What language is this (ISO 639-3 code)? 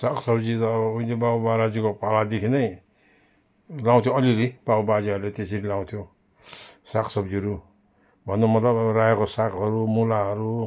nep